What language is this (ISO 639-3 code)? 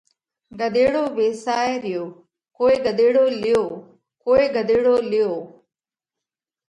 kvx